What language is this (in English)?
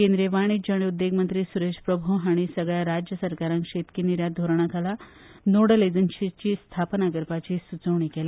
Konkani